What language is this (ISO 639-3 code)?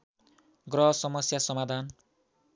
nep